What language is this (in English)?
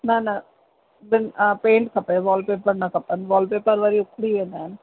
Sindhi